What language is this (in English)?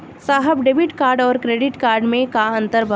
Bhojpuri